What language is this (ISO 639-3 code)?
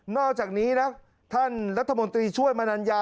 tha